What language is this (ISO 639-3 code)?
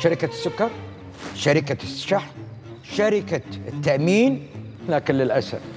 ara